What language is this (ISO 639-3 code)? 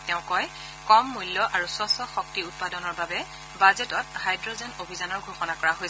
asm